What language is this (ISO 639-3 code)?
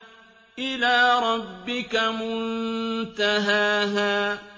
ara